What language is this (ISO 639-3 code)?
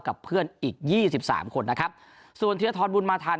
tha